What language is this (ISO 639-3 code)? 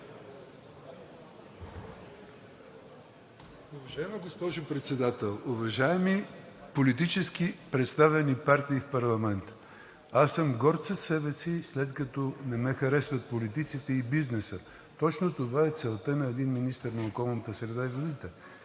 bul